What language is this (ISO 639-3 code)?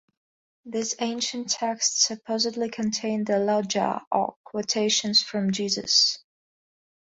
eng